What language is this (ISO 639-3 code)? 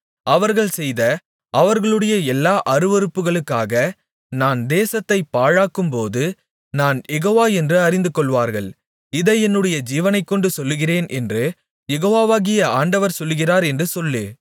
tam